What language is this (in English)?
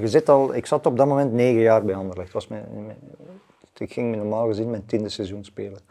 Dutch